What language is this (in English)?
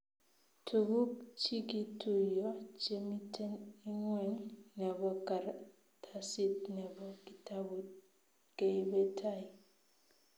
Kalenjin